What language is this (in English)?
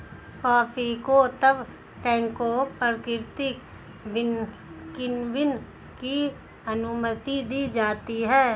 Hindi